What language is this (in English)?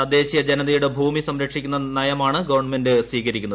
Malayalam